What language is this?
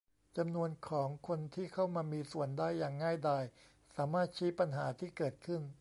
Thai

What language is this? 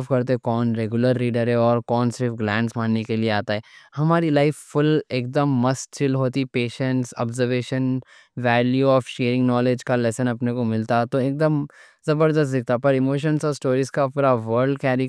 Deccan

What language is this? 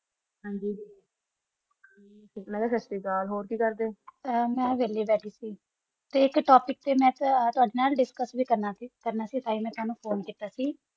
Punjabi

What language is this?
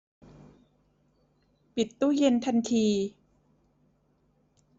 Thai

